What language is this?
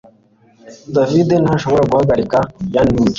Kinyarwanda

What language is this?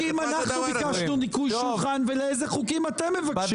Hebrew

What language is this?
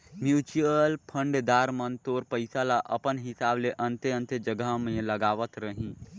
Chhattisgarhi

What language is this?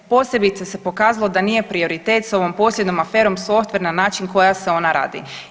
Croatian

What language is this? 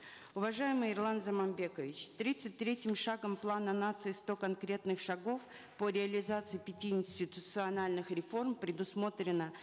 Kazakh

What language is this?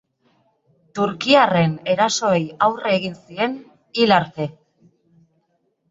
Basque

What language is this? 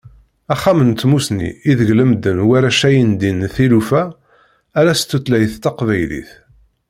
Kabyle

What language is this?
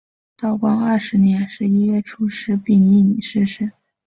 Chinese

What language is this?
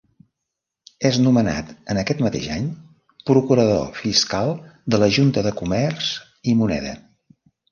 Catalan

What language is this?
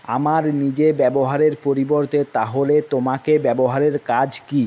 Bangla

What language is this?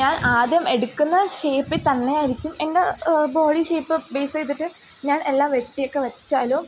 Malayalam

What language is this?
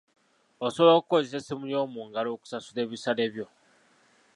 Ganda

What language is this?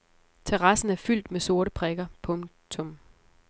Danish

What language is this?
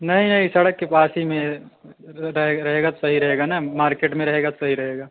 Hindi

